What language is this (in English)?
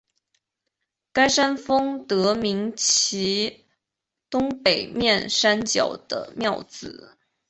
Chinese